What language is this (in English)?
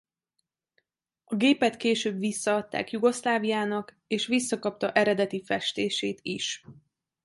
Hungarian